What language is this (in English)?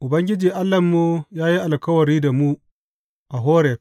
Hausa